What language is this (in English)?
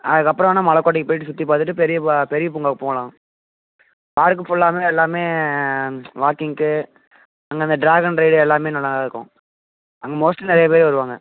Tamil